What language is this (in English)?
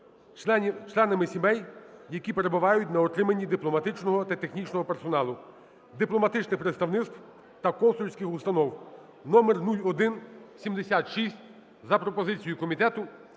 Ukrainian